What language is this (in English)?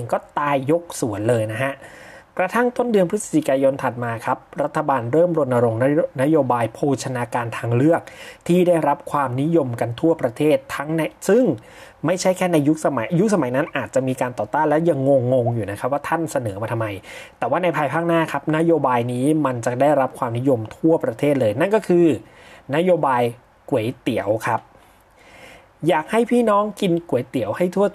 Thai